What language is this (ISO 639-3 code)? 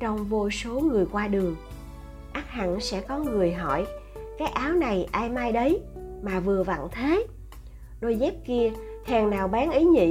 vie